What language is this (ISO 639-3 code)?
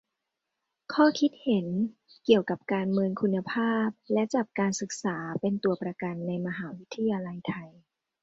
tha